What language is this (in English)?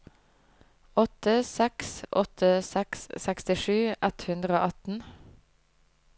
Norwegian